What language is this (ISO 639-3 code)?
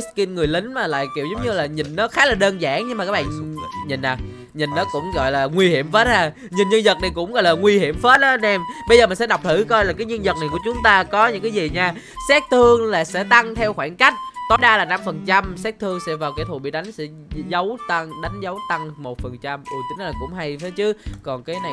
vie